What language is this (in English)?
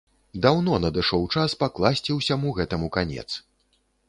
Belarusian